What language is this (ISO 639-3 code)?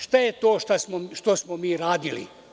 srp